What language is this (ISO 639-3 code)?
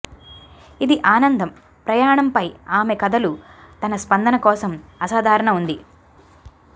tel